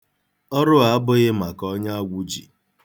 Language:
Igbo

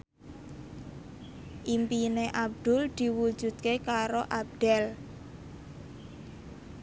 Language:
Javanese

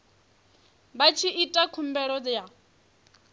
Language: Venda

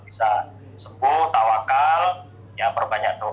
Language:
Indonesian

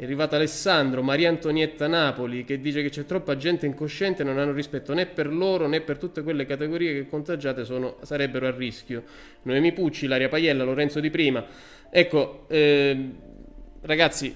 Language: Italian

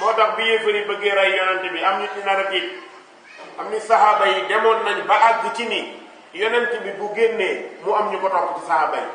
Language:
Hindi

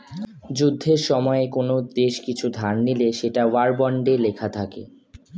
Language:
Bangla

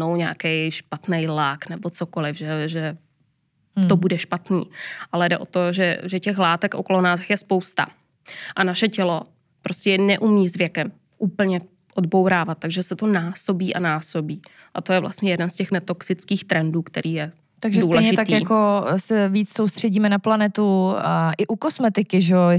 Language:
Czech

